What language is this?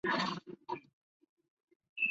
Chinese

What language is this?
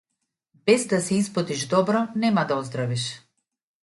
Macedonian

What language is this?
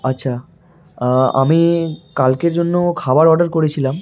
Bangla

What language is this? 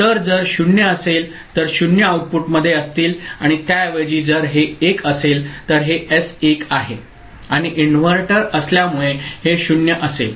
Marathi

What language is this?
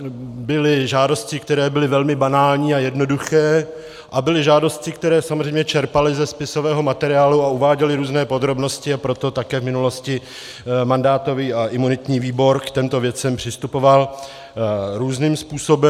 Czech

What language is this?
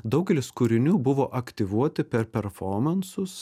Lithuanian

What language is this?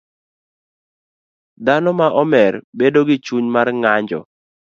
Luo (Kenya and Tanzania)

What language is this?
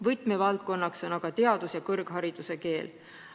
Estonian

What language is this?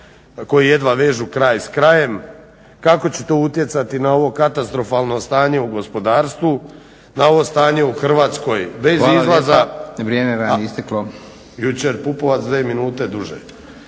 Croatian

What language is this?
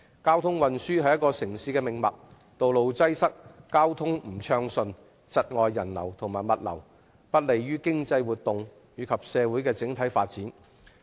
Cantonese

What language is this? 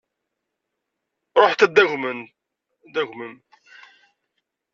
Kabyle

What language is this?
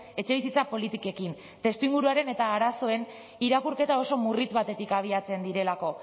Basque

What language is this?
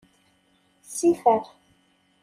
Kabyle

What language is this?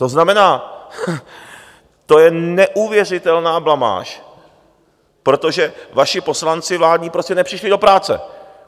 Czech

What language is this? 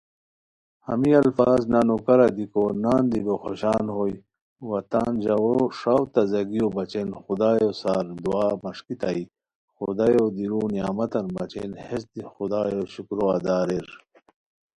Khowar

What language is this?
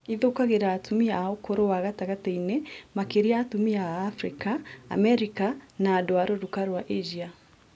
Kikuyu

